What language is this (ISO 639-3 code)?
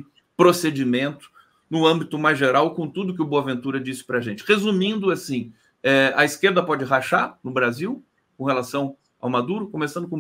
por